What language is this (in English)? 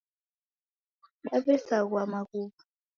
Taita